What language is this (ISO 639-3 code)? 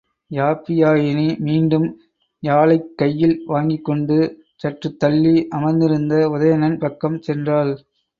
tam